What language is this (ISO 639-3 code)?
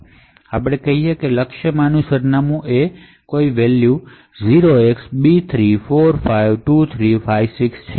guj